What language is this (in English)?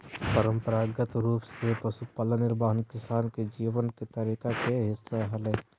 Magahi